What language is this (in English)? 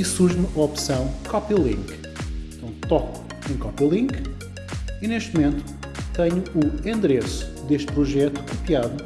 Portuguese